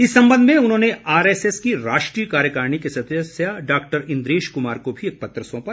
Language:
Hindi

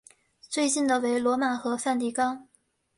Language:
Chinese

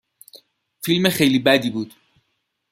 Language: Persian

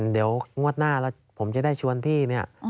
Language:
Thai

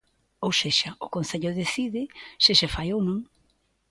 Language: Galician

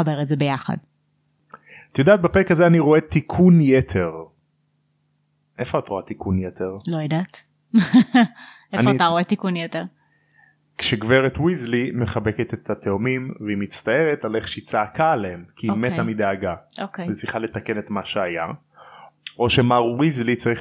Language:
Hebrew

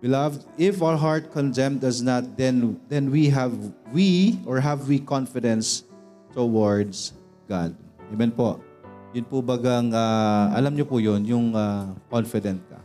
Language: Filipino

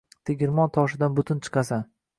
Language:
Uzbek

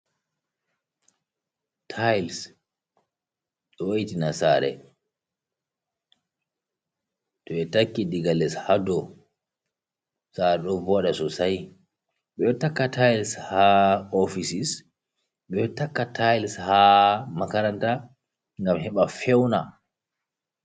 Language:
Fula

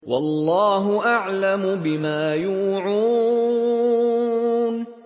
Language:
Arabic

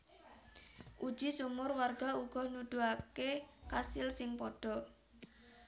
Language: Javanese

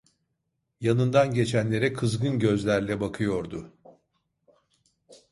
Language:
Turkish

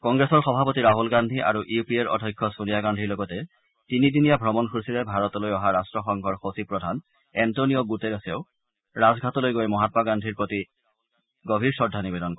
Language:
Assamese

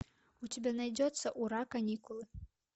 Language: Russian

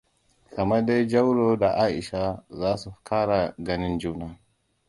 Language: Hausa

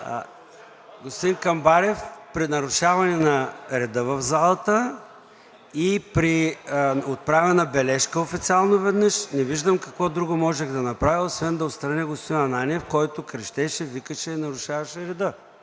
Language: Bulgarian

